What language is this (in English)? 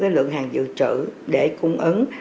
Vietnamese